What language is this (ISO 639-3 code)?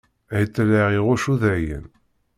kab